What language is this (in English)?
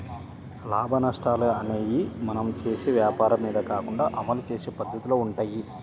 Telugu